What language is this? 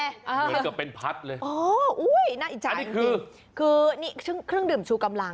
Thai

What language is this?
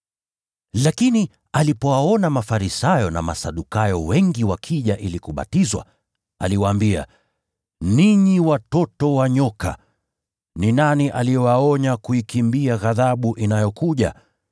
Swahili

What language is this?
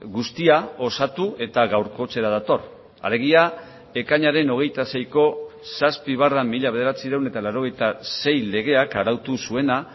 Basque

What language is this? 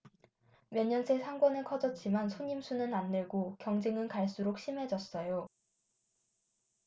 Korean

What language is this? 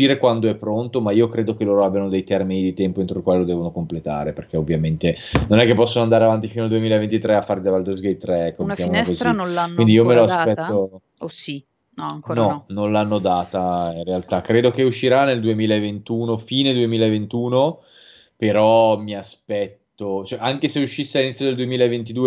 Italian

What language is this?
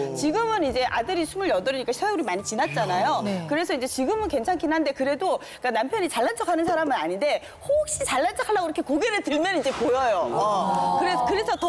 Korean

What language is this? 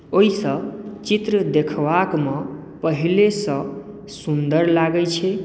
Maithili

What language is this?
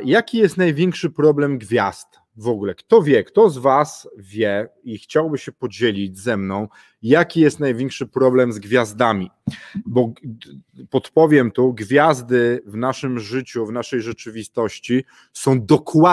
Polish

